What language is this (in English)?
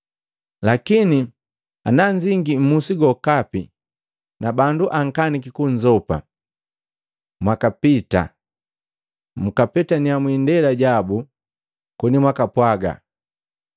Matengo